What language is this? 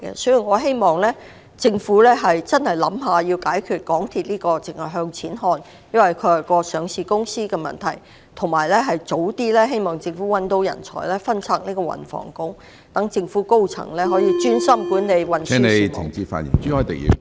Cantonese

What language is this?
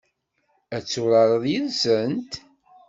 Kabyle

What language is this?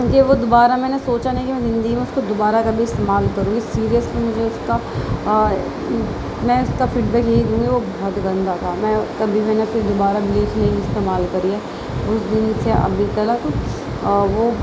Urdu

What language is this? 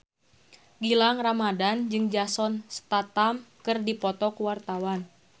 Sundanese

